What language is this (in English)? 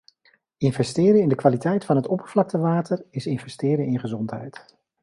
Dutch